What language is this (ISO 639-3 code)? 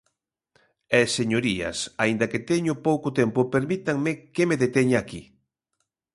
glg